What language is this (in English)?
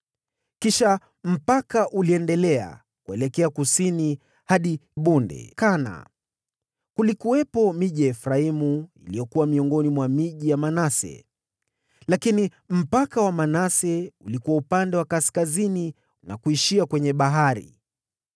Swahili